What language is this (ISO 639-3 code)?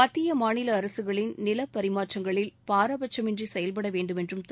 tam